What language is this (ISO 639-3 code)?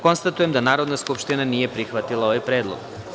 srp